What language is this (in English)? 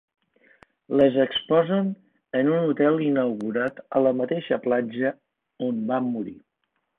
Catalan